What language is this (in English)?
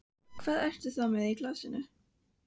Icelandic